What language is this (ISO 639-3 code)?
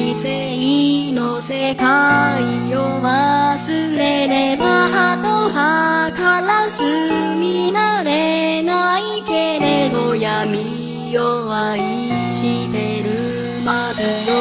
kor